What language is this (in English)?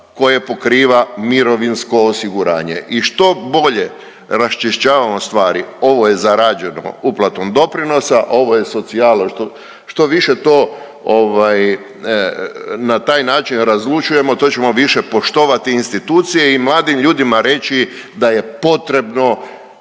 Croatian